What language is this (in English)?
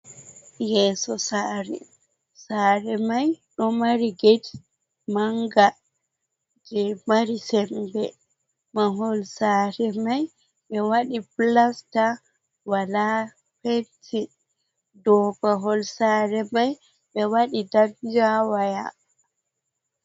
Fula